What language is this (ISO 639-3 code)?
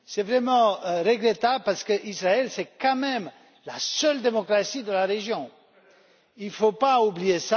fra